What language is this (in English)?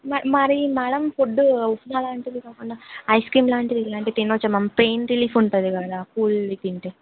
Telugu